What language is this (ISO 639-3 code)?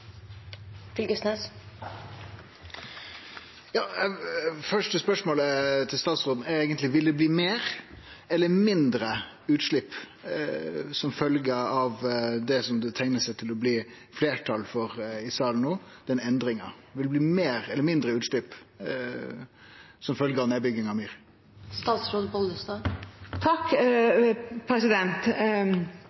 nno